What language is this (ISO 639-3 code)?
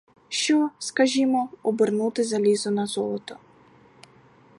ukr